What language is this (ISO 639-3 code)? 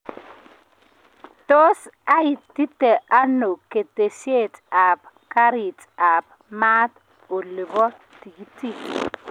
kln